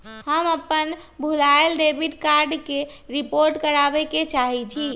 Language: Magahi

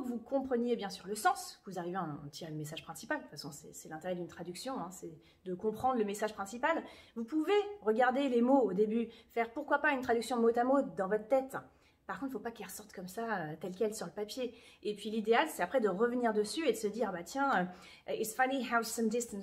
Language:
French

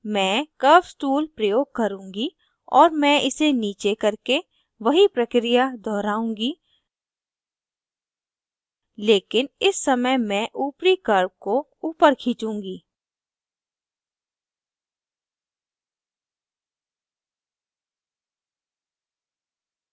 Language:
Hindi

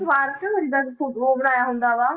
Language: Punjabi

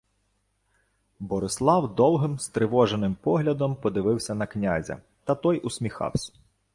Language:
Ukrainian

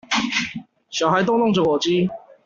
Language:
Chinese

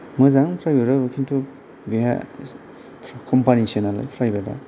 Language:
Bodo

